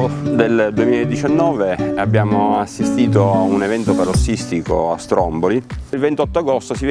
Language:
Italian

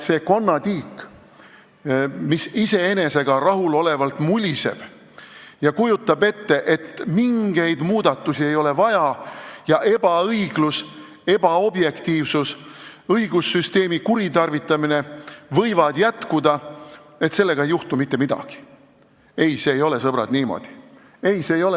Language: Estonian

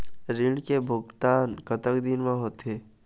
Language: Chhattisgarhi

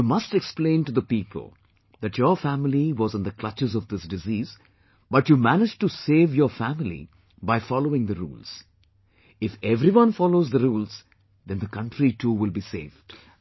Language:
English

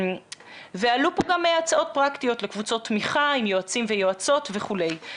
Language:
Hebrew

